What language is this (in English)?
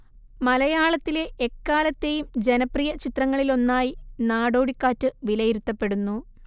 Malayalam